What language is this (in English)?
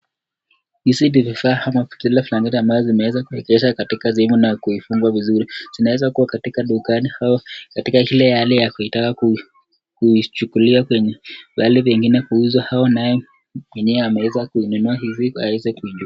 Swahili